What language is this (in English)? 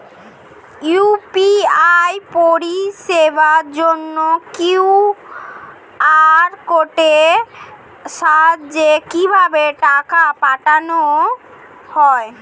Bangla